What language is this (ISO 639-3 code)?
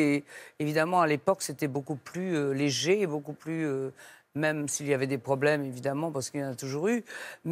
fra